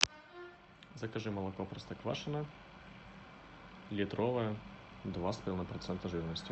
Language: Russian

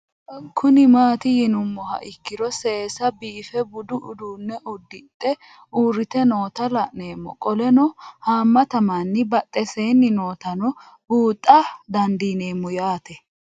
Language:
Sidamo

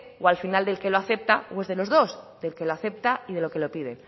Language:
Spanish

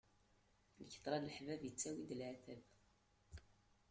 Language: Kabyle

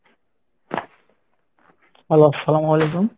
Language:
Bangla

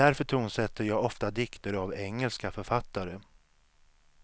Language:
Swedish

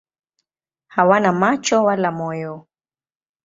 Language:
Swahili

